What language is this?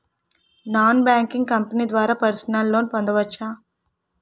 Telugu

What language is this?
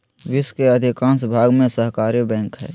Magahi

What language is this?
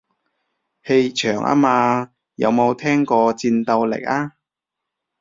Cantonese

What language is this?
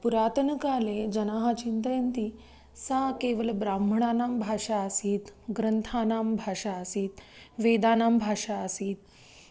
Sanskrit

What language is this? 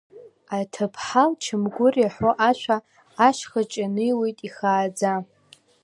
Abkhazian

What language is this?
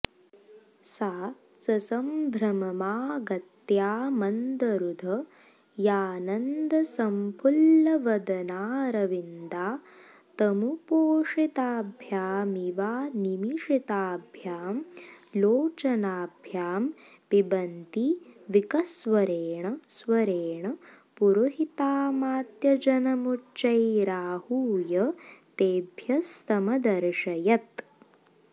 Sanskrit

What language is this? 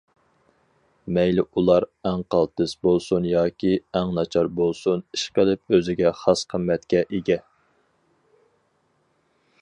Uyghur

